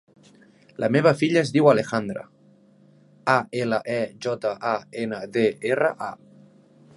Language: Catalan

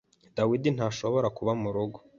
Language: Kinyarwanda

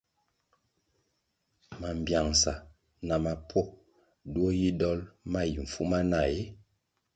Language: Kwasio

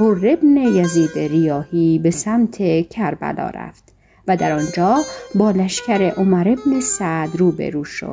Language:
Persian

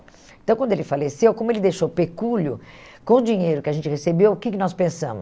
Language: Portuguese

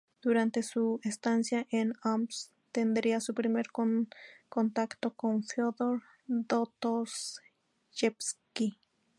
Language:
Spanish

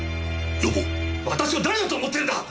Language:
Japanese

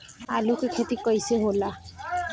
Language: Bhojpuri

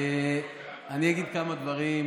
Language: Hebrew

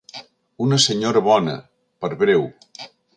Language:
Catalan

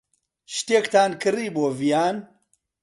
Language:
Central Kurdish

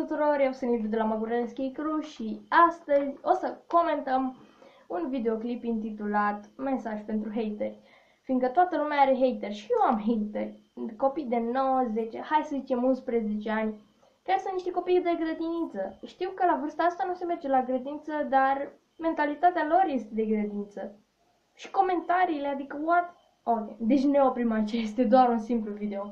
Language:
Romanian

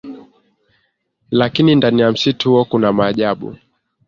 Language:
Swahili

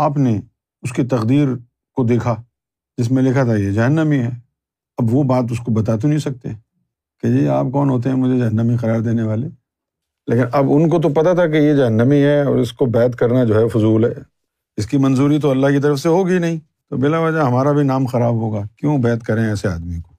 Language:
Urdu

